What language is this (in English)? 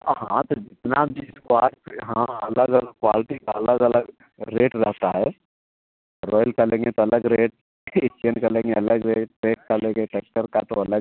Hindi